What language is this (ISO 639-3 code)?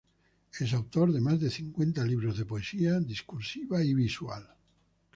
spa